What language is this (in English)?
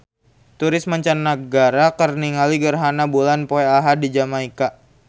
Sundanese